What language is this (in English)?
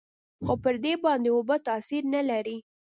Pashto